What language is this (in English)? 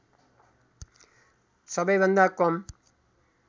Nepali